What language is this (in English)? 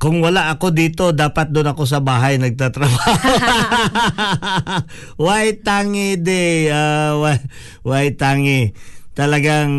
Filipino